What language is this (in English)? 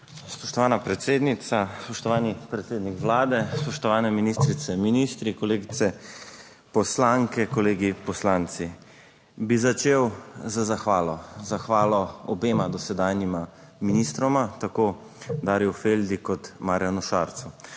Slovenian